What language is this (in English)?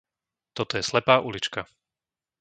Slovak